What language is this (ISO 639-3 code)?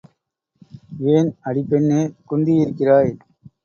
tam